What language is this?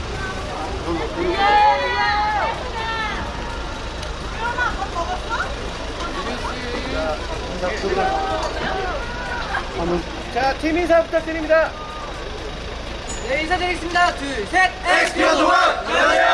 Korean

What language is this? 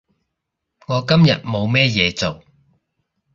Cantonese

